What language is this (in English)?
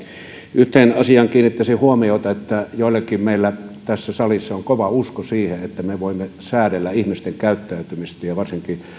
Finnish